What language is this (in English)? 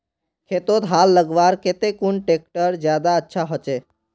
Magahi